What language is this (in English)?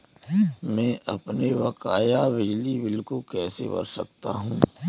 Hindi